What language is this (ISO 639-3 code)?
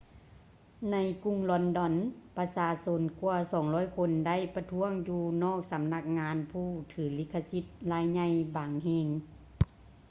lao